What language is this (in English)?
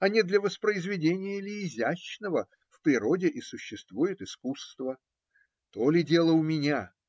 Russian